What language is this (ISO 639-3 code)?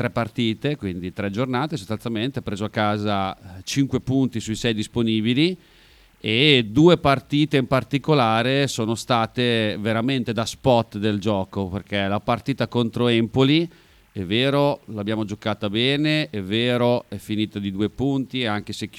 ita